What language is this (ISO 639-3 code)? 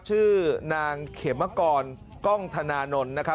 tha